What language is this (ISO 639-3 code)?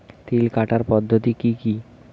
ben